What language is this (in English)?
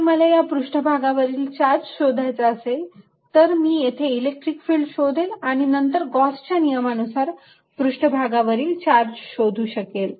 Marathi